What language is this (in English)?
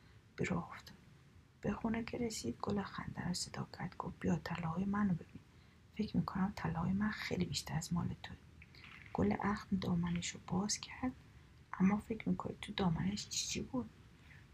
Persian